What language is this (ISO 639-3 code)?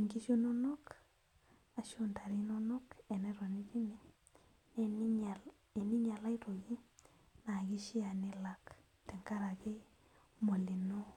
mas